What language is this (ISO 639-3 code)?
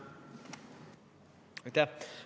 est